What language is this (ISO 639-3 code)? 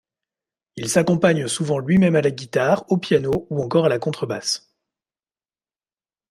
fra